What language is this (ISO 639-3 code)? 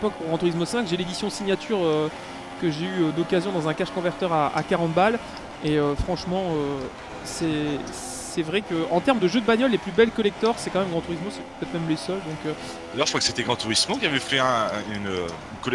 fra